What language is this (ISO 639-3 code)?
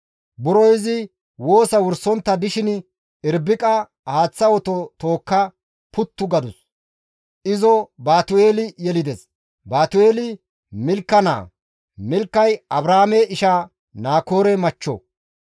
gmv